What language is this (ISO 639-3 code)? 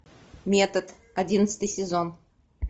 rus